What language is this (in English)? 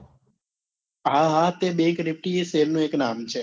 Gujarati